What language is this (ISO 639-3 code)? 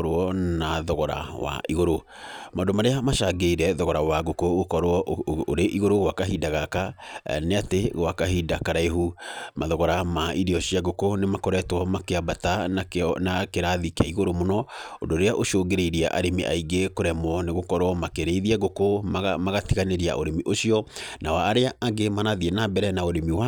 kik